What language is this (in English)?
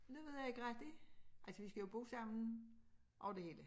Danish